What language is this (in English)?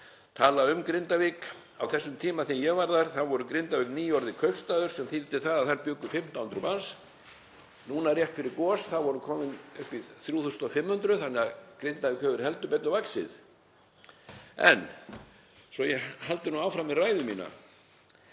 Icelandic